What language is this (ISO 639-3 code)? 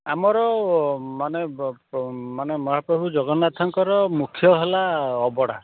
ori